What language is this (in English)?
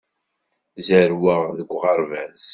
Kabyle